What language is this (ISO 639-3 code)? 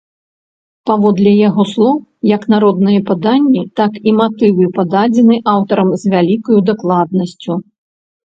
bel